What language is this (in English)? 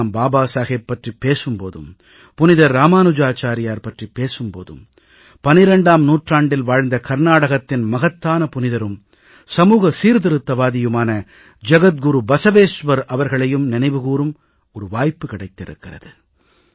Tamil